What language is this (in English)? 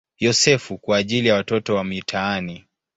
Swahili